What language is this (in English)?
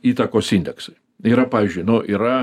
Lithuanian